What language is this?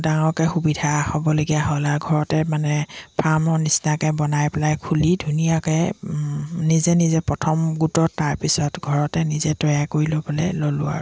Assamese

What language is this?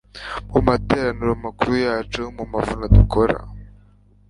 Kinyarwanda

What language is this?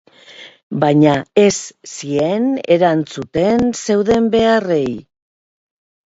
Basque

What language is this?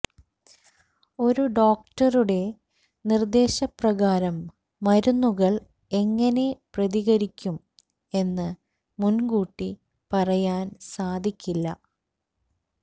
Malayalam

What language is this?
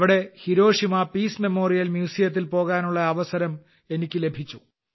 Malayalam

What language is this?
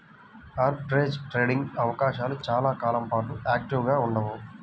Telugu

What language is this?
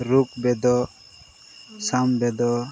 Odia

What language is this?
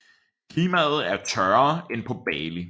Danish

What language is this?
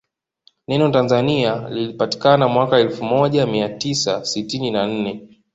Swahili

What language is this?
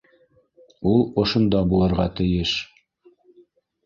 Bashkir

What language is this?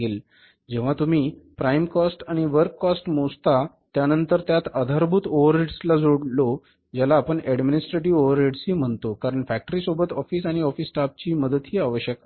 Marathi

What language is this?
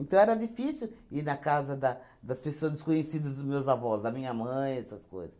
Portuguese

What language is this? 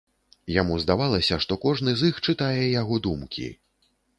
Belarusian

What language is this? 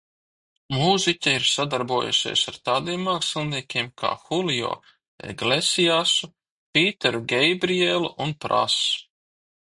Latvian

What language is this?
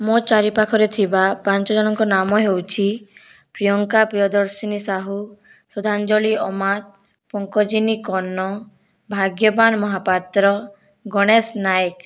Odia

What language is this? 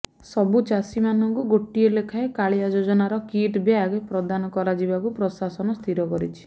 Odia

